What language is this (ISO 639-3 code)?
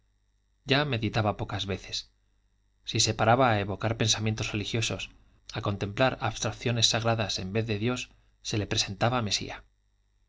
spa